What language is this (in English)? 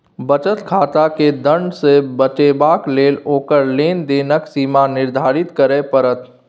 Maithili